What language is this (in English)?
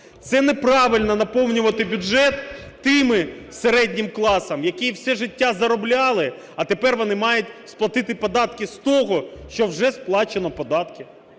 Ukrainian